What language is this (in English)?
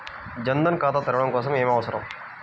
Telugu